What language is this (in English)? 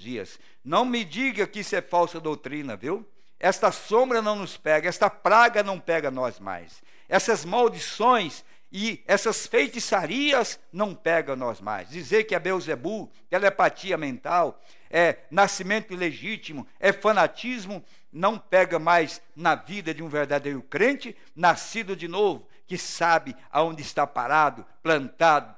Portuguese